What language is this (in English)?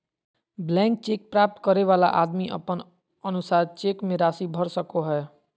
Magahi